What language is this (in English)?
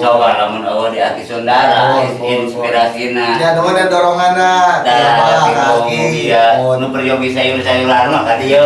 Indonesian